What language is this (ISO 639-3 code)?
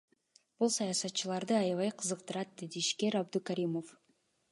kir